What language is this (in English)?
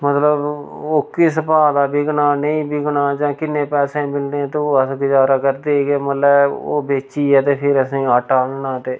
Dogri